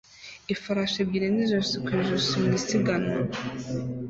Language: Kinyarwanda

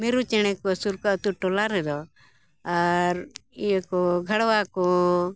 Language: Santali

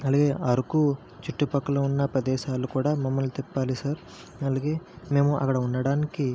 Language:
Telugu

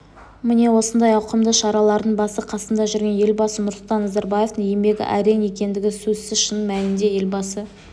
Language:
Kazakh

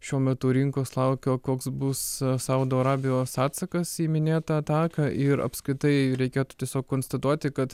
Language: Lithuanian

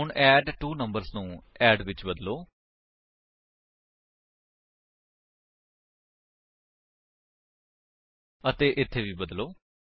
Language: Punjabi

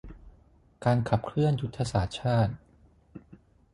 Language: Thai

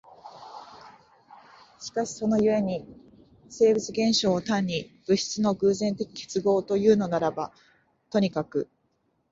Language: Japanese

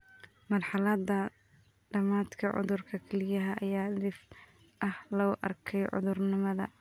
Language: Somali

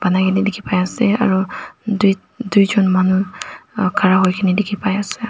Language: Naga Pidgin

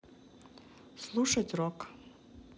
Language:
Russian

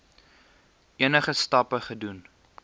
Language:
Afrikaans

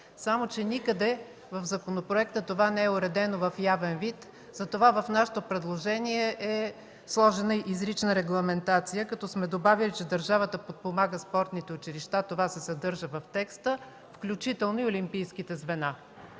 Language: Bulgarian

